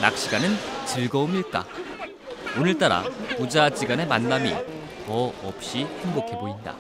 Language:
Korean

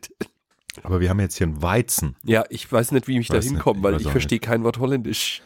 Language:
German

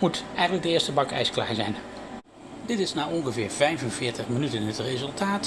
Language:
Dutch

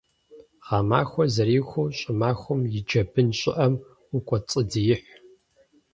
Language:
Kabardian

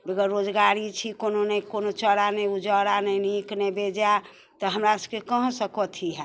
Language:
Maithili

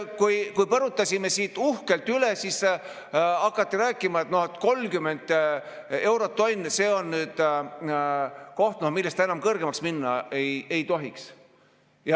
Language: Estonian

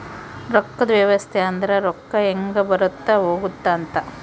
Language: Kannada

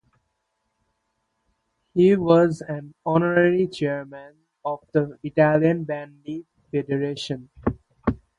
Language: English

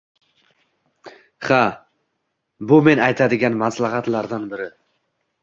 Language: Uzbek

